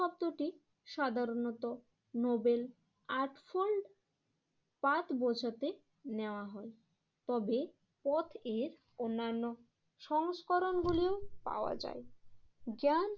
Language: Bangla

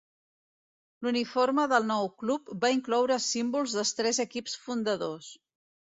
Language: Catalan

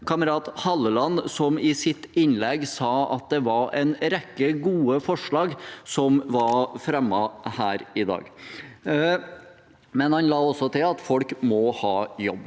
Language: Norwegian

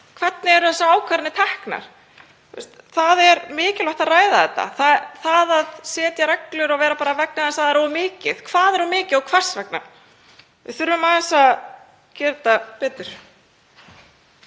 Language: Icelandic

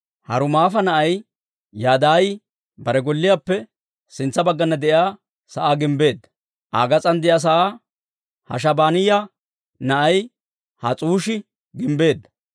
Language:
Dawro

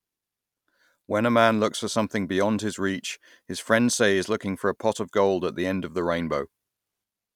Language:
English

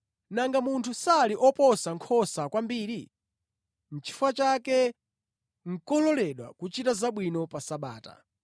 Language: Nyanja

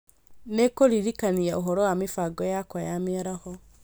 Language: Kikuyu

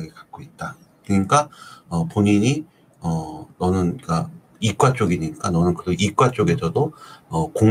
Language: Korean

